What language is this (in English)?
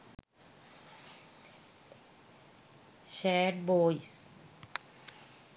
Sinhala